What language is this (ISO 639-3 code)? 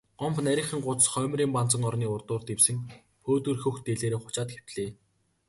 mon